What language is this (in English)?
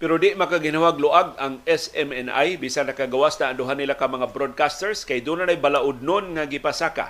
Filipino